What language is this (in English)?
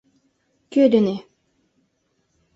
Mari